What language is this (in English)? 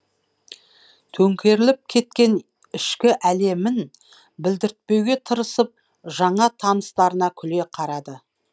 Kazakh